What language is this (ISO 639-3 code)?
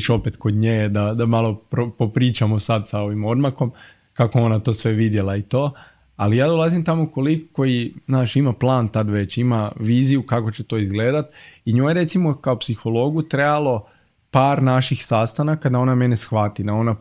hrv